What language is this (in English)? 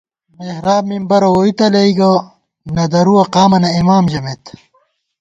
Gawar-Bati